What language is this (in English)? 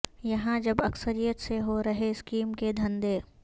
Urdu